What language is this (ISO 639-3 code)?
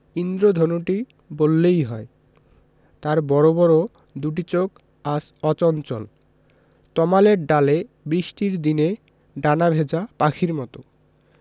ben